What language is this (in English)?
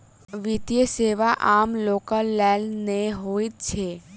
Maithili